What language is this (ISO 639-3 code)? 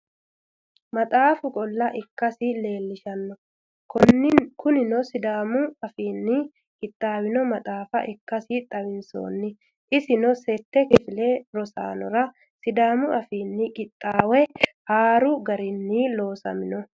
sid